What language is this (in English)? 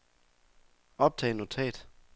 Danish